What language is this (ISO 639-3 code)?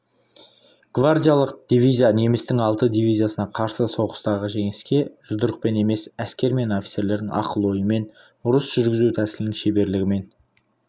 kaz